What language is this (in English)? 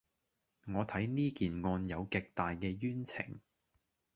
Cantonese